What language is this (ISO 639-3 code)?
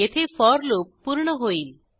mar